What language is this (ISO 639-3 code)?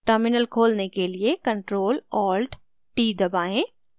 hin